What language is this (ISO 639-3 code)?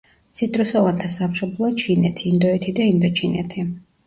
kat